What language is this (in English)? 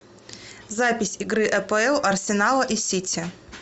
Russian